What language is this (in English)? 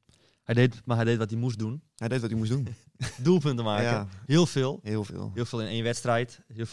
Dutch